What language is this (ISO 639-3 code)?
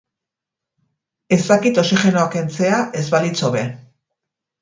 eus